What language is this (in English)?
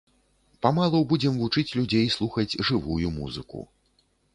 Belarusian